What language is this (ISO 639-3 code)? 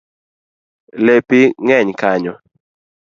luo